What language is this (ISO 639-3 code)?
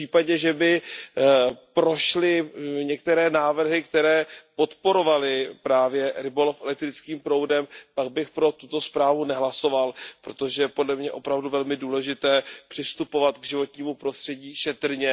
ces